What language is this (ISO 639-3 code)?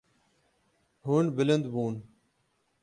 kur